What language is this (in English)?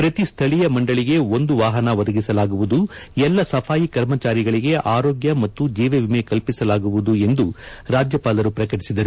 Kannada